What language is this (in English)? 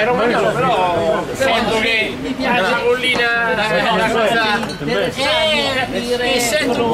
Italian